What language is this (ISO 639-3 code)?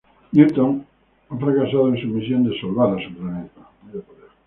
spa